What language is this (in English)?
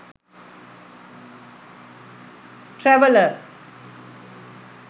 Sinhala